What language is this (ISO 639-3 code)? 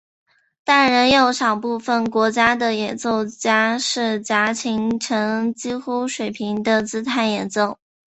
zho